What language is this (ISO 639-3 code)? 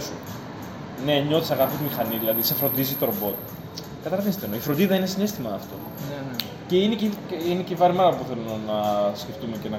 ell